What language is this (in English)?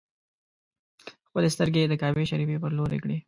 Pashto